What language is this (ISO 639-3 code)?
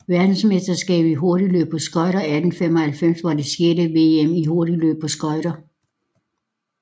dan